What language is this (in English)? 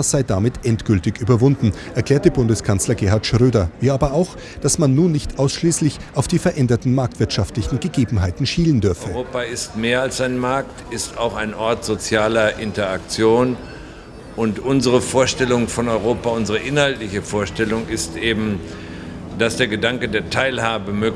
German